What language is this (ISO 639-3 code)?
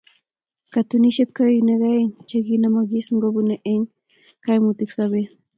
kln